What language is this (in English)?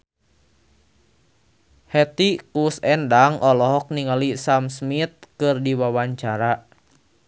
Sundanese